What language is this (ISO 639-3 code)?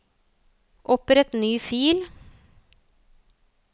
nor